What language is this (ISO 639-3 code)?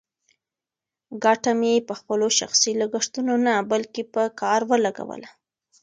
pus